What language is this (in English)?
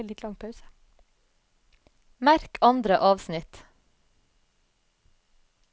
Norwegian